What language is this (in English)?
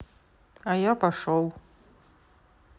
Russian